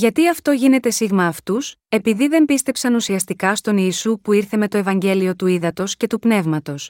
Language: Greek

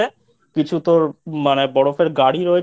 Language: Bangla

